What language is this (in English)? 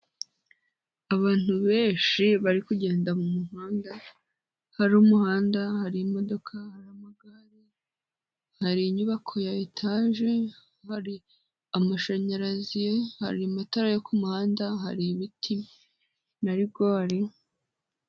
Kinyarwanda